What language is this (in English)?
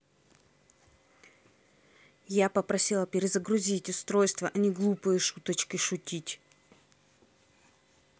Russian